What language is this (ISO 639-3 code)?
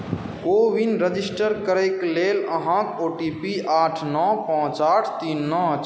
mai